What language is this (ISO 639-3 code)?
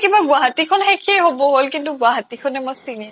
asm